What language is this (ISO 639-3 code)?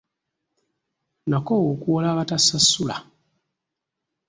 lug